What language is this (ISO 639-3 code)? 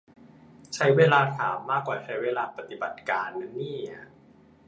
tha